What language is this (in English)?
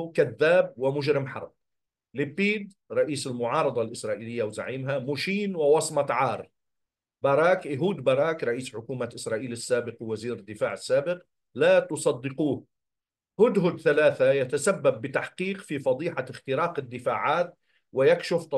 Arabic